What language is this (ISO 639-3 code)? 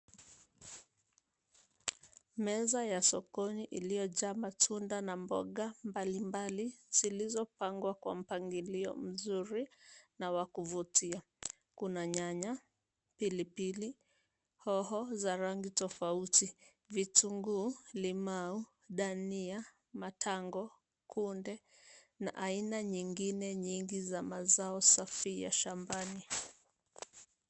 swa